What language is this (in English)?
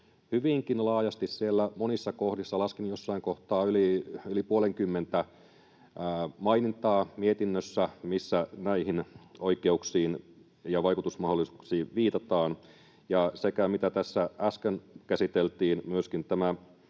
Finnish